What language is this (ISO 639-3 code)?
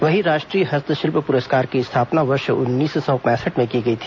hin